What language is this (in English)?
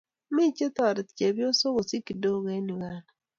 Kalenjin